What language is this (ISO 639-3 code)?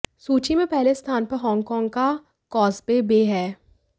hin